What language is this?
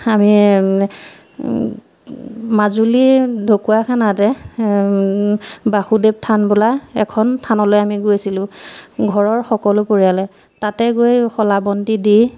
Assamese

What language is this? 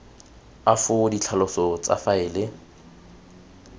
Tswana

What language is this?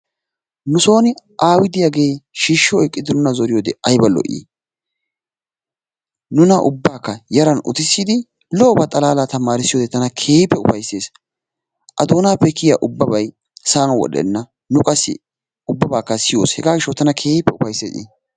Wolaytta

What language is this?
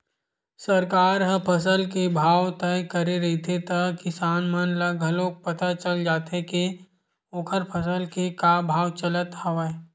Chhattisgarhi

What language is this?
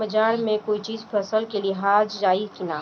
Bhojpuri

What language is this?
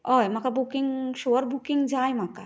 Konkani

